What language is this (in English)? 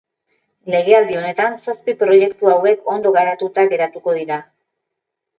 Basque